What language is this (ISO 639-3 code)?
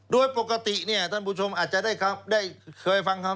tha